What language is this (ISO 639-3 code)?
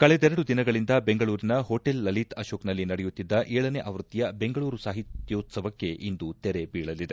kan